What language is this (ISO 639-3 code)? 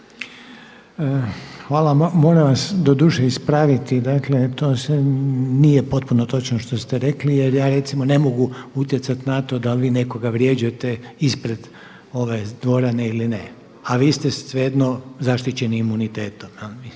hrv